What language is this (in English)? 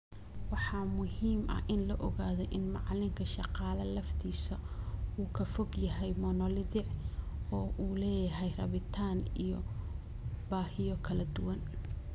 Somali